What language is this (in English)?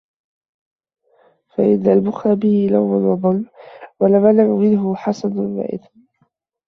Arabic